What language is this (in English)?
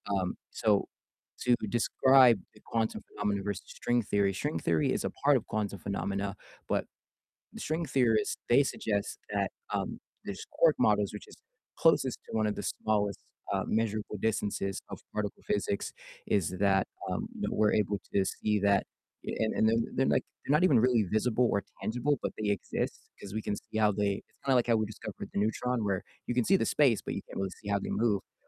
English